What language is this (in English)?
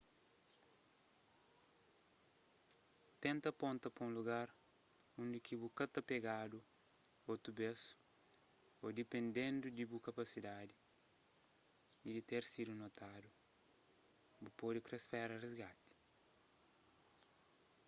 Kabuverdianu